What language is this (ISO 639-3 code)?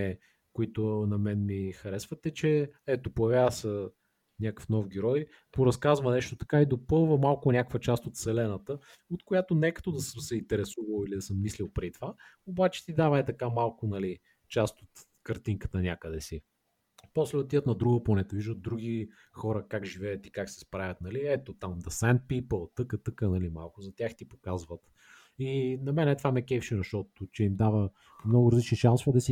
bul